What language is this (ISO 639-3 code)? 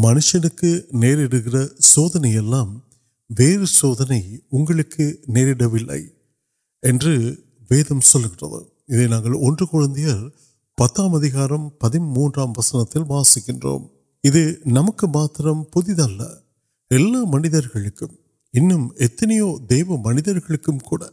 urd